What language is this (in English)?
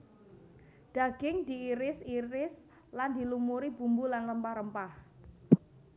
Javanese